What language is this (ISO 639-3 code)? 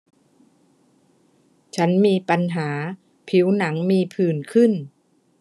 tha